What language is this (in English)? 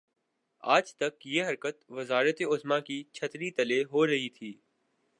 Urdu